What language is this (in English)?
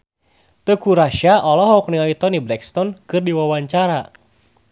Sundanese